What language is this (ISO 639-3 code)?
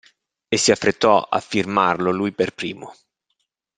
ita